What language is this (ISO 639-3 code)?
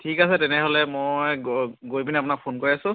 asm